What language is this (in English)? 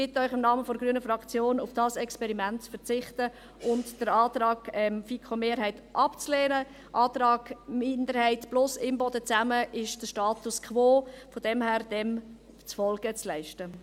Swiss German